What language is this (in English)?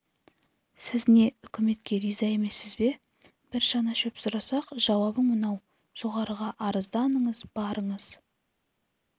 Kazakh